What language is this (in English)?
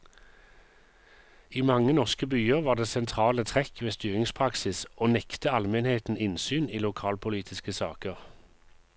Norwegian